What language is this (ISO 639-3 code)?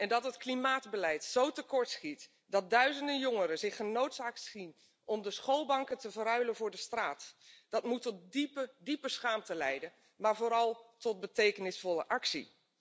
nld